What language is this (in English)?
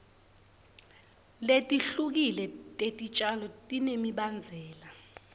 Swati